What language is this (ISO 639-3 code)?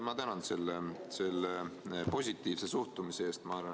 est